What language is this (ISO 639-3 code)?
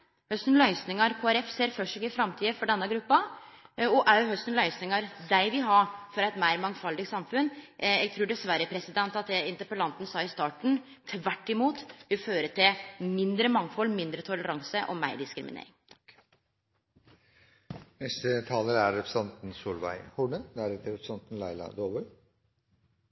nor